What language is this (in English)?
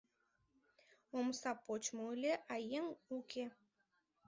Mari